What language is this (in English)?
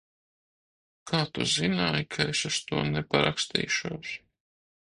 Latvian